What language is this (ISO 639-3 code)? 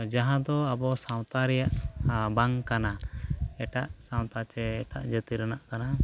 sat